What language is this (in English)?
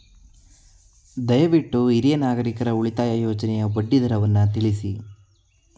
Kannada